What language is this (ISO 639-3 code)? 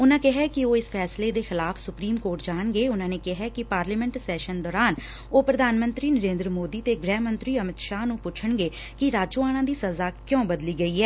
pan